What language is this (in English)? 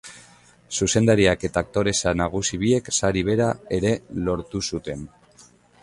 Basque